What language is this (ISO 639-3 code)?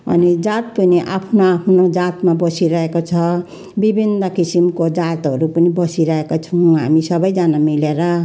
nep